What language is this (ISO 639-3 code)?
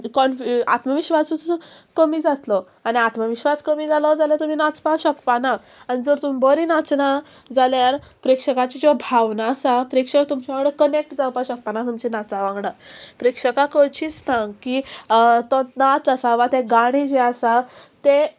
kok